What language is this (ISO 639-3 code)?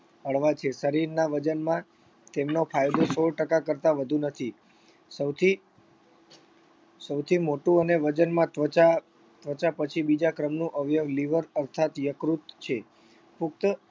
guj